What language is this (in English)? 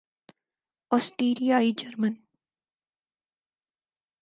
Urdu